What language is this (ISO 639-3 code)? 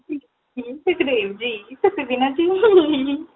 pan